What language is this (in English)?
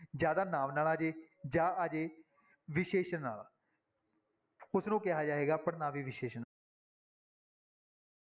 Punjabi